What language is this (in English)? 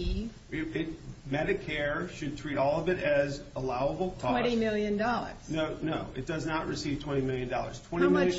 English